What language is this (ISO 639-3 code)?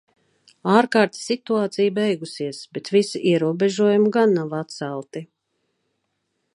lav